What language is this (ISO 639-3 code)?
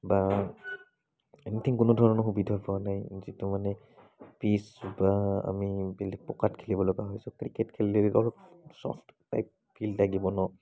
asm